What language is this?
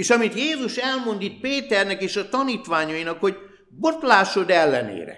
Hungarian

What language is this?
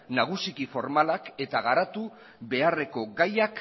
Basque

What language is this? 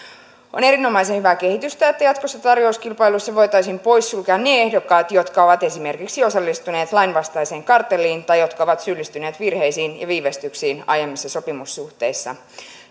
Finnish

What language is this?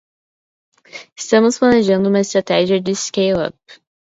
Portuguese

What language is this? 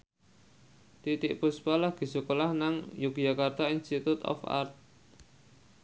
Javanese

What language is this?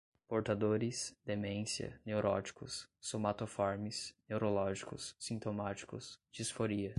Portuguese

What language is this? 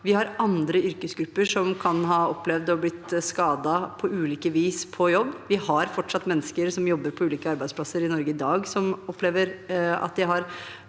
Norwegian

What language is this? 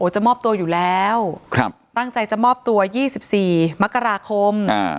Thai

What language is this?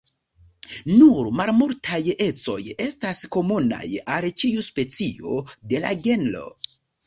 Esperanto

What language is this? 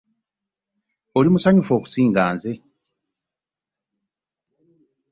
Ganda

